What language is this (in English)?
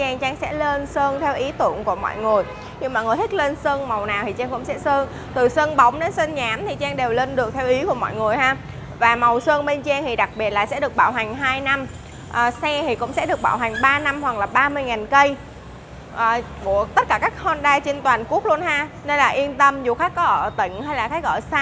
Vietnamese